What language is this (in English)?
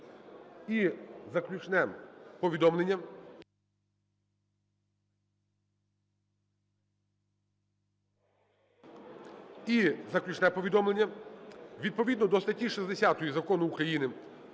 Ukrainian